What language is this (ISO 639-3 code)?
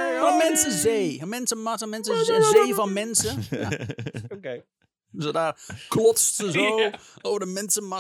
nld